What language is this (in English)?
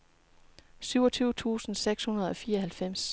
Danish